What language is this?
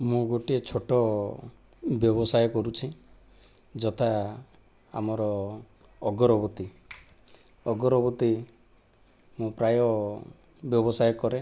Odia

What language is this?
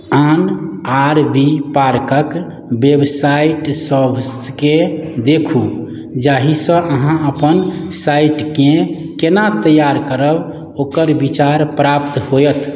Maithili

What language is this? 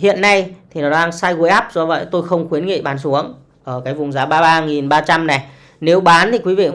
Vietnamese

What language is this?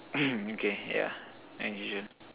English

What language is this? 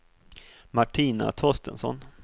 Swedish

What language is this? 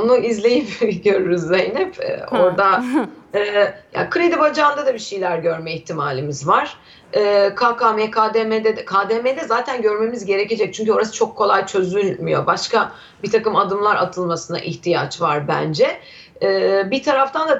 Turkish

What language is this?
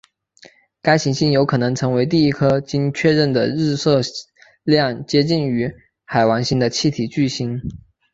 Chinese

